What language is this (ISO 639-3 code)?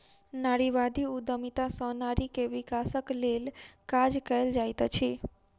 mai